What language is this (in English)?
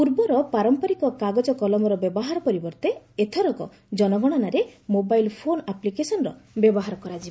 Odia